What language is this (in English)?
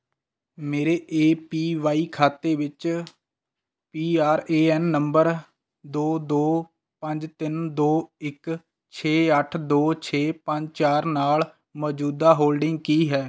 Punjabi